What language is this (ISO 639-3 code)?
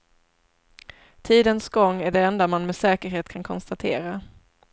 swe